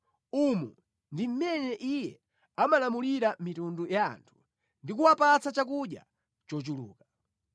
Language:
Nyanja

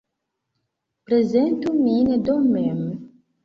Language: Esperanto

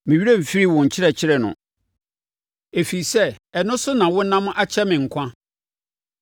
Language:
Akan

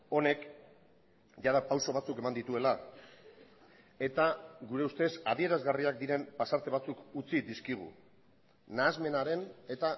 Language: Basque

